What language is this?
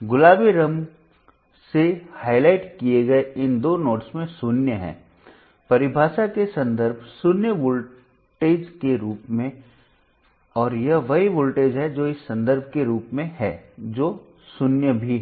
Hindi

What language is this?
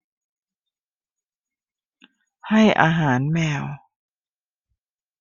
Thai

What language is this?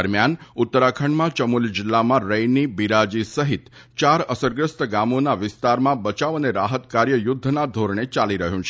Gujarati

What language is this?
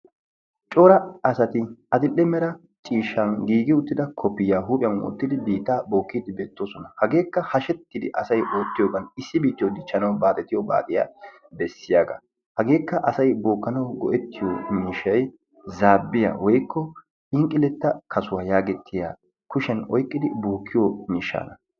Wolaytta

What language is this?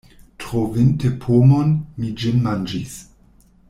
Esperanto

